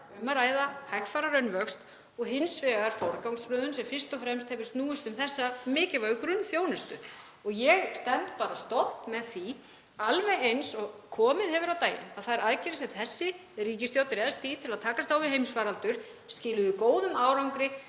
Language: Icelandic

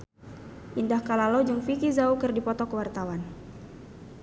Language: Sundanese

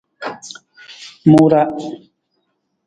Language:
Nawdm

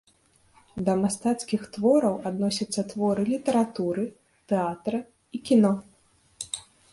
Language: Belarusian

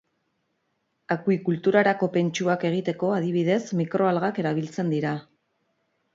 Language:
Basque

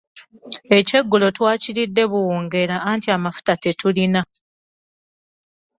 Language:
Ganda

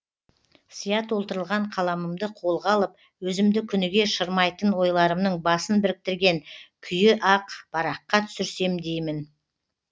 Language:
Kazakh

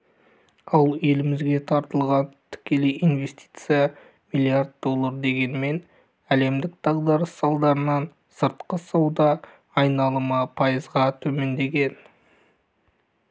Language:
Kazakh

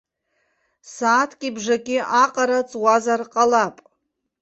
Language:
Abkhazian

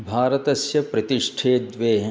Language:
Sanskrit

